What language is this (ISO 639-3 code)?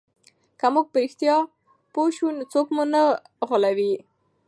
pus